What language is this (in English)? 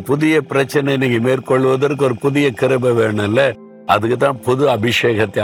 Tamil